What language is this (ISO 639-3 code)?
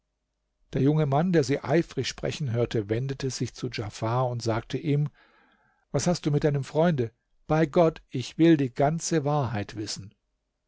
deu